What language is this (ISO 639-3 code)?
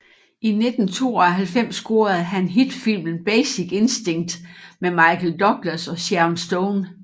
dan